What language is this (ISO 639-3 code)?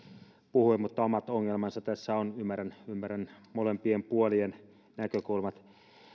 fin